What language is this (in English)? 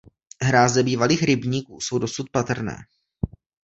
Czech